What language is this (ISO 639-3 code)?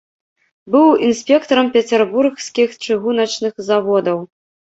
bel